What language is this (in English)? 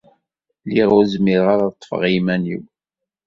Kabyle